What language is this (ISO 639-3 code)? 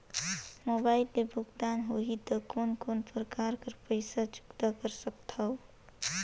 hne